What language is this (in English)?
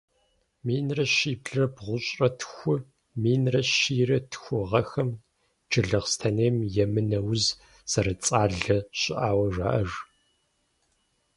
Kabardian